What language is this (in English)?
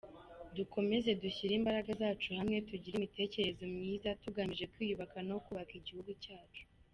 Kinyarwanda